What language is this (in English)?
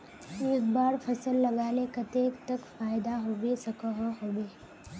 Magahi